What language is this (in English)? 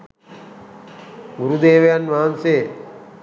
Sinhala